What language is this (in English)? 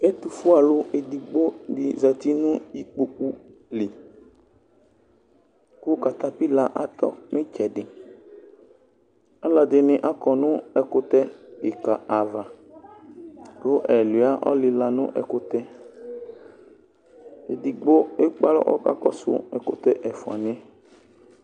Ikposo